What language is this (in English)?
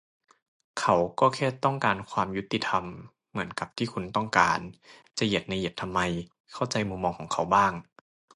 Thai